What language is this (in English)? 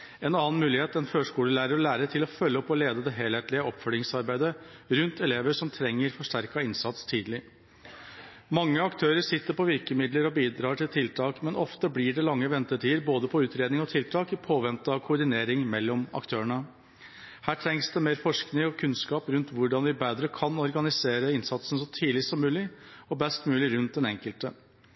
Norwegian Bokmål